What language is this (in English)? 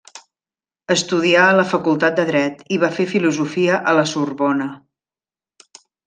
Catalan